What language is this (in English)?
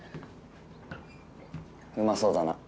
Japanese